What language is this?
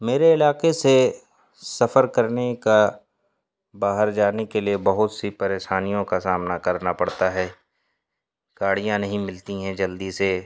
Urdu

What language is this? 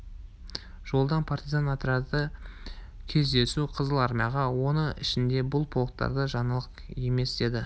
Kazakh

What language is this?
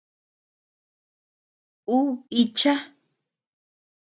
Tepeuxila Cuicatec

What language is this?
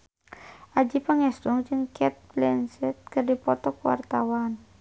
Sundanese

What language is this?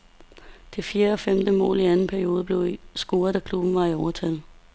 Danish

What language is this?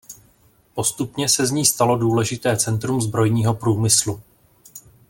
Czech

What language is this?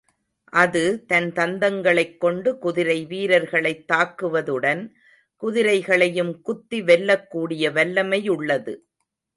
Tamil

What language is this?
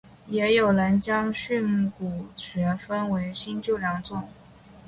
Chinese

